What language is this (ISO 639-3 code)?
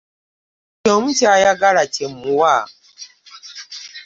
lug